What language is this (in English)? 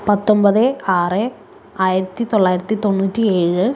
Malayalam